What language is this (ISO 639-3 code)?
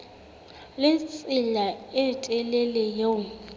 sot